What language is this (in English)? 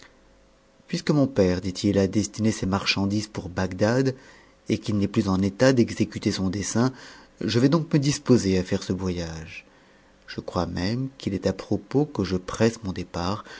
French